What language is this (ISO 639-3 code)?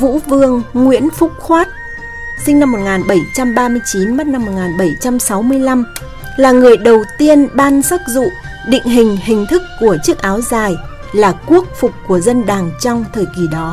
vie